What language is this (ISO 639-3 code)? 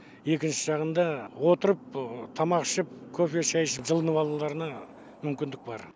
kaz